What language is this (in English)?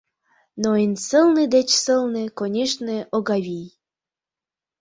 Mari